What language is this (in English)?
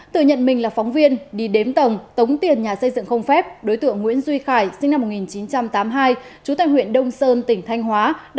Vietnamese